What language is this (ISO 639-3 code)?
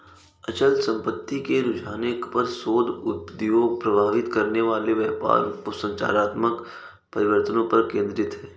hin